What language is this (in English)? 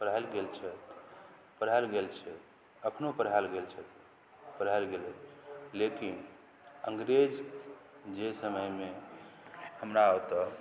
Maithili